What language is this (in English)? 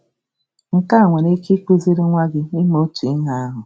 Igbo